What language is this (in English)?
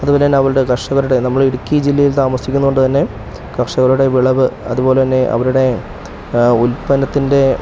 Malayalam